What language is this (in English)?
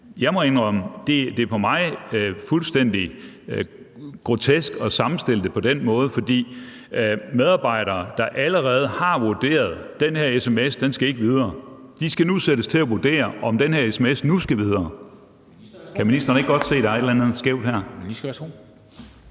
Danish